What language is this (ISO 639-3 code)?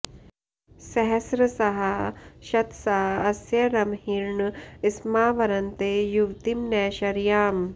san